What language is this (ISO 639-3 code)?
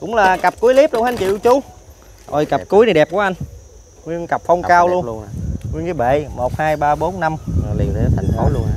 vie